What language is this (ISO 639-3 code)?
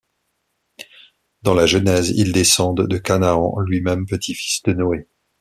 fra